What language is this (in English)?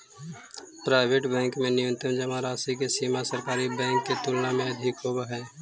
Magahi